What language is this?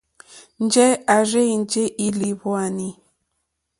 Mokpwe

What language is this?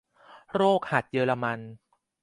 Thai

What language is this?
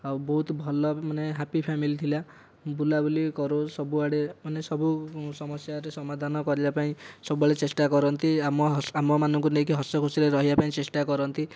Odia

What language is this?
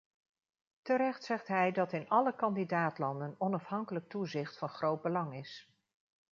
Dutch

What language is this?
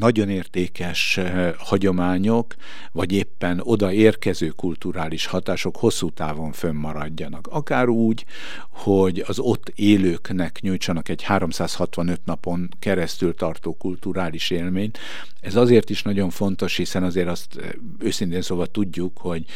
Hungarian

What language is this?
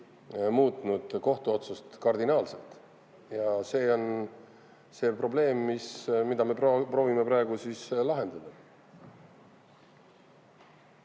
Estonian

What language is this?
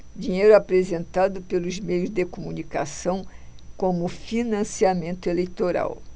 Portuguese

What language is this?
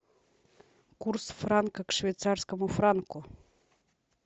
Russian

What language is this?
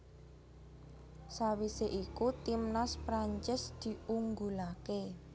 Javanese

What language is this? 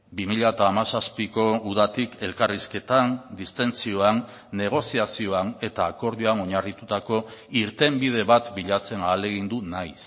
Basque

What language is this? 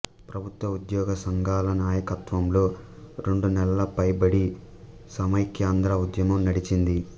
Telugu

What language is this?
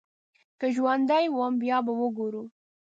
Pashto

